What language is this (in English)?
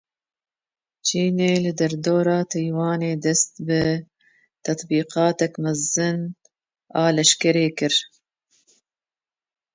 Kurdish